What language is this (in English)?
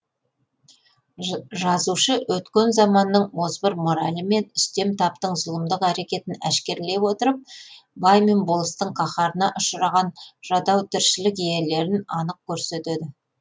Kazakh